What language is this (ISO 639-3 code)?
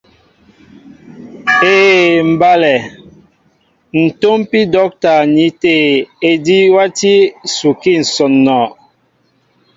mbo